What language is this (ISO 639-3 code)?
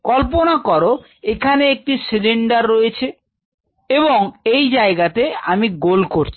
ben